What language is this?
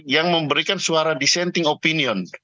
Indonesian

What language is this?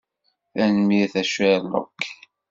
Kabyle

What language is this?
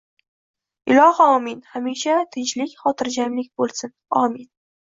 Uzbek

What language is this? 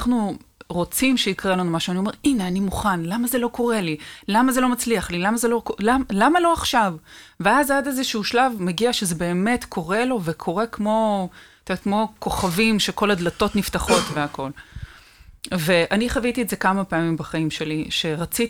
Hebrew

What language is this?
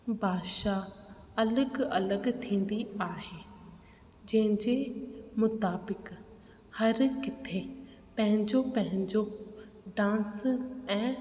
Sindhi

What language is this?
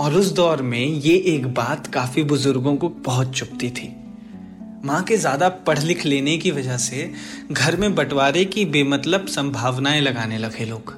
Hindi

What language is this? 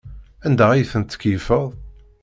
Kabyle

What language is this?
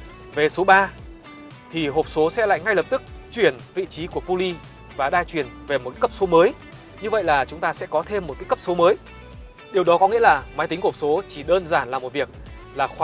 Vietnamese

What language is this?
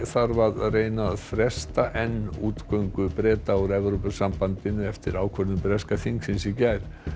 Icelandic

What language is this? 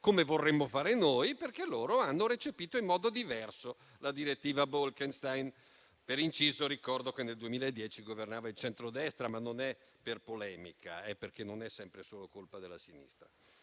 Italian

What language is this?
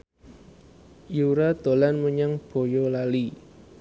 Javanese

